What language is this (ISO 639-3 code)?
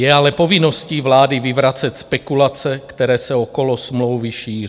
ces